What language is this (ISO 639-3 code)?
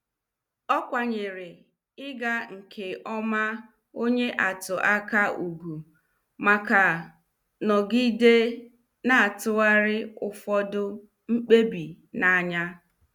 ibo